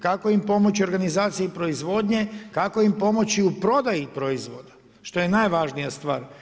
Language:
Croatian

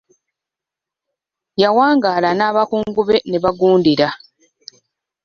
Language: Ganda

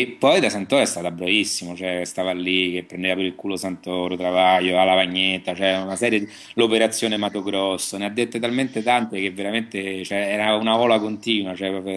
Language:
Italian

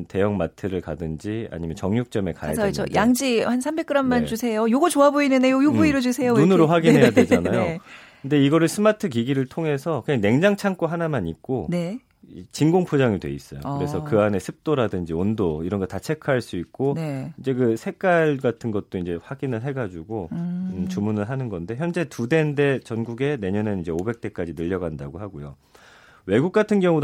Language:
Korean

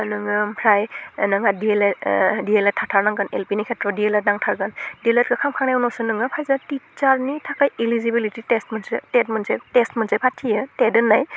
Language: Bodo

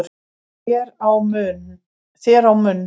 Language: Icelandic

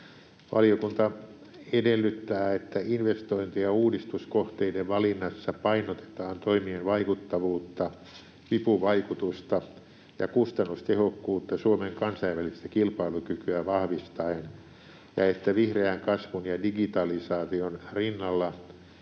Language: Finnish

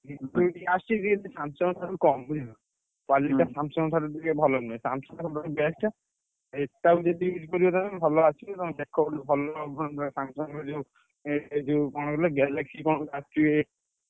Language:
Odia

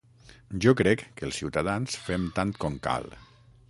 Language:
Catalan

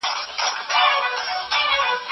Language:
Pashto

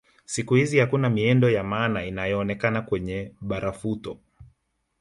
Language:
Swahili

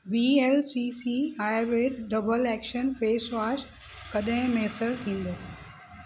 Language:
Sindhi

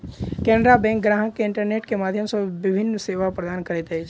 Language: Maithili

